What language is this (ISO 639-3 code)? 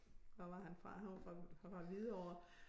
dan